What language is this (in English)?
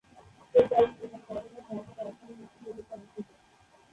Bangla